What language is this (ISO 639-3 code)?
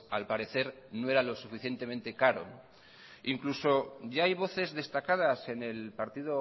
spa